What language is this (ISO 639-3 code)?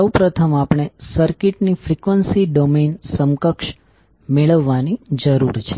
guj